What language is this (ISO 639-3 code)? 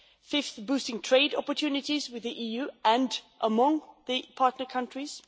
eng